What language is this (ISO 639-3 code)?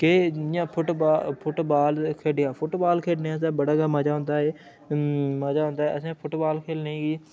doi